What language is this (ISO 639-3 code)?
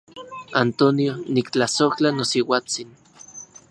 ncx